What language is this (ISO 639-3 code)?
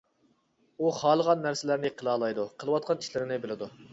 uig